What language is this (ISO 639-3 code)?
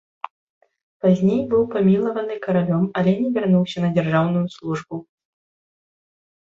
bel